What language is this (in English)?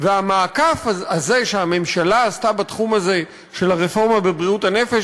Hebrew